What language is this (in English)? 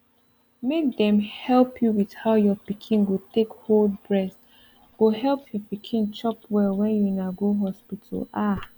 Nigerian Pidgin